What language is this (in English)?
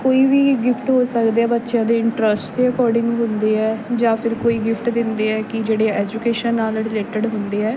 Punjabi